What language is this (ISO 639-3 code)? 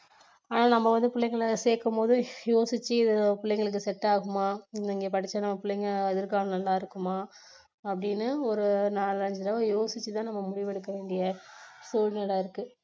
tam